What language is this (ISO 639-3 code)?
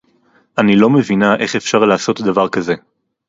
heb